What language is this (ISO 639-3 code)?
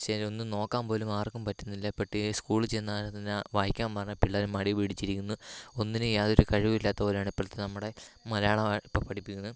mal